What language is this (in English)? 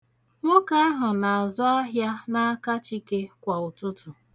Igbo